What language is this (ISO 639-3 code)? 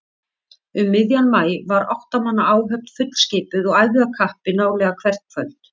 isl